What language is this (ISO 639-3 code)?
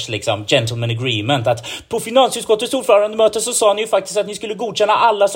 swe